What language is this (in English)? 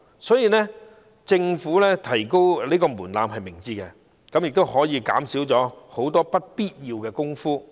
Cantonese